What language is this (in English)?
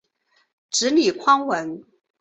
Chinese